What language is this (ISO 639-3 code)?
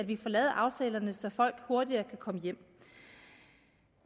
dan